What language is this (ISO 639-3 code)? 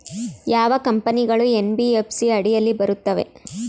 kan